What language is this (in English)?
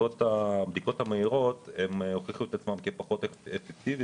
Hebrew